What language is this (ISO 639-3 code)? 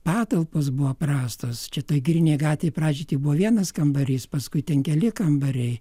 lit